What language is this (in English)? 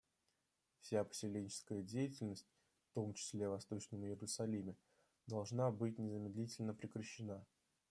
Russian